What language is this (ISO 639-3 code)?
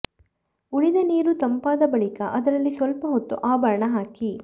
kan